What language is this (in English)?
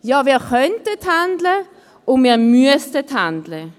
Swiss German